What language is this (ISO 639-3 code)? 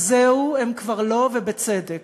heb